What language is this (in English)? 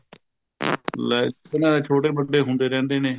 Punjabi